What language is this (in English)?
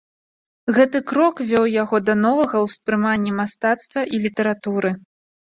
Belarusian